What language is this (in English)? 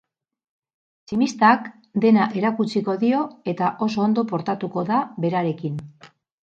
Basque